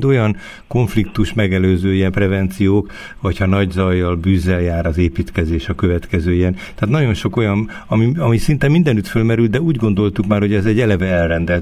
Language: Hungarian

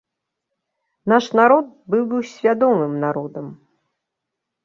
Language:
Belarusian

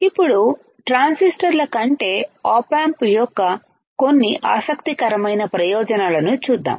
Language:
Telugu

